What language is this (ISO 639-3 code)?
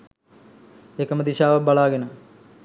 sin